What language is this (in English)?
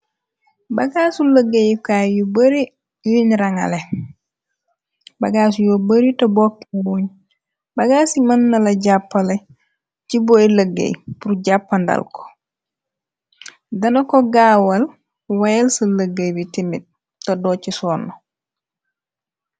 Wolof